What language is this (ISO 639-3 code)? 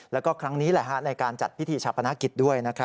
tha